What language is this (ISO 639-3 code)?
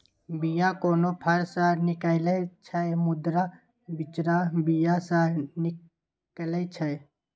mai